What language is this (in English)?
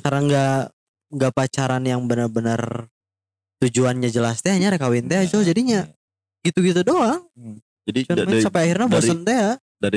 Indonesian